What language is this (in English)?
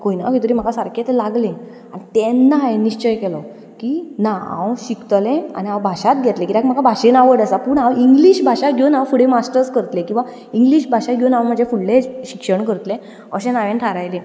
Konkani